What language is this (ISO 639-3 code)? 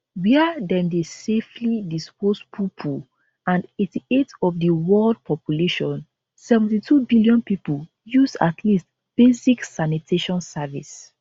pcm